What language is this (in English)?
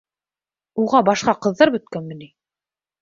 Bashkir